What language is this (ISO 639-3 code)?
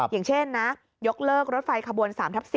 tha